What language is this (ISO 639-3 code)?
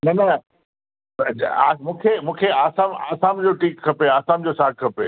snd